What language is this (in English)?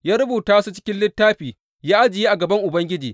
Hausa